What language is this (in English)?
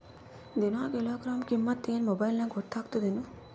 Kannada